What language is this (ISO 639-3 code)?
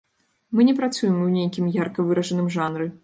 bel